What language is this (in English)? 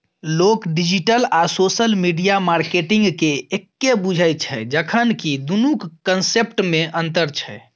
Maithili